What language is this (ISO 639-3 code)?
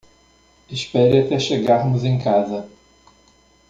por